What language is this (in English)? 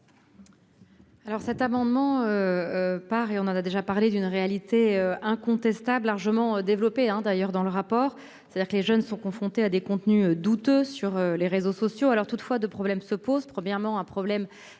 French